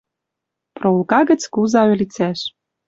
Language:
Western Mari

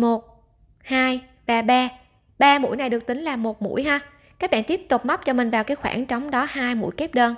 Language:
Vietnamese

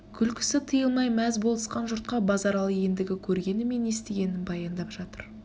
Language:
Kazakh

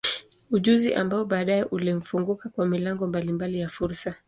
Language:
Swahili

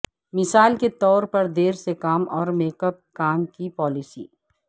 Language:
Urdu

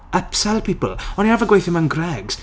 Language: Welsh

